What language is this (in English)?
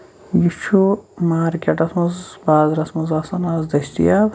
Kashmiri